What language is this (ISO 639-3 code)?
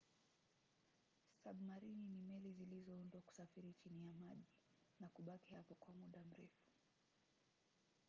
swa